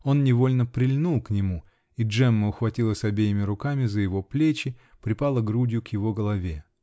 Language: Russian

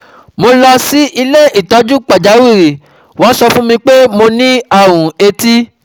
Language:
Yoruba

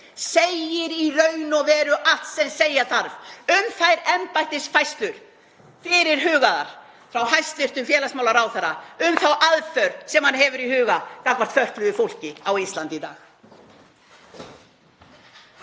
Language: Icelandic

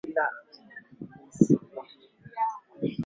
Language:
Swahili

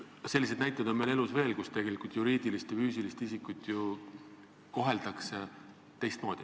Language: Estonian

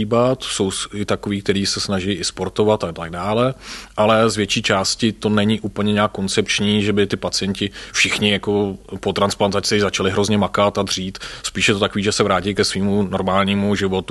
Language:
Czech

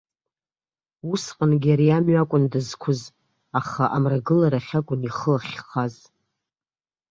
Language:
Abkhazian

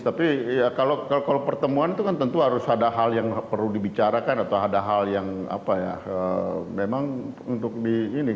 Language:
Indonesian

